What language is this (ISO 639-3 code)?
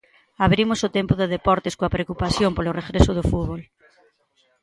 glg